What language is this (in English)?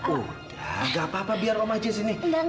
Indonesian